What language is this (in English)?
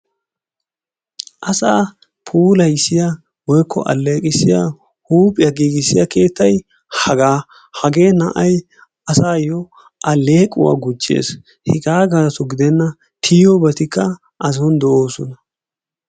Wolaytta